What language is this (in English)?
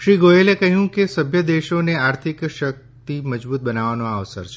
Gujarati